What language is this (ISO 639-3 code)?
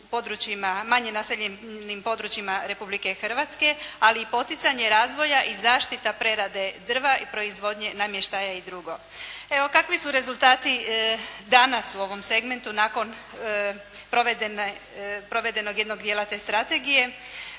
hrv